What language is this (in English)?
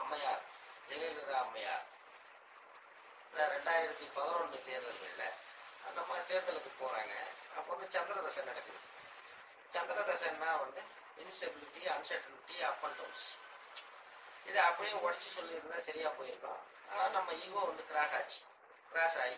Tamil